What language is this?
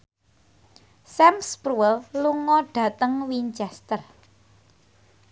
Javanese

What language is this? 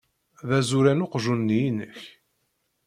Kabyle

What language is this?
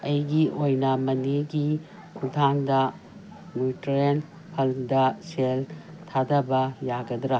Manipuri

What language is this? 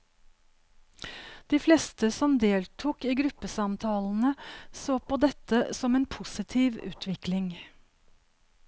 Norwegian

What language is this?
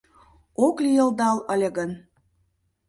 Mari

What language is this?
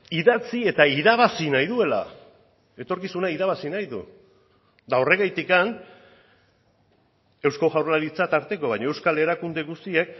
Basque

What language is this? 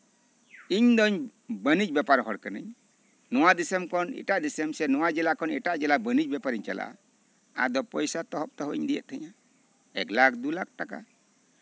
Santali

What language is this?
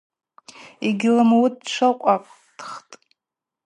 Abaza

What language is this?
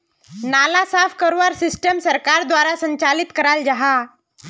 Magahi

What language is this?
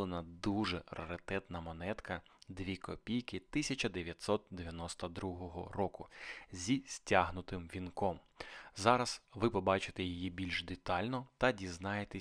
Ukrainian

